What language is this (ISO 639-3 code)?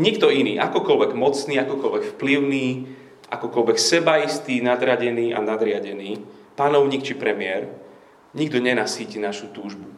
slk